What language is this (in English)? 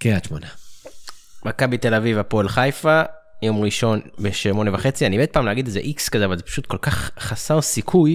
Hebrew